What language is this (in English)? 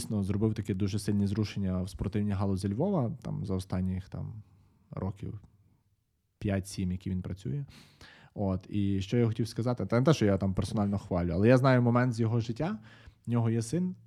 Ukrainian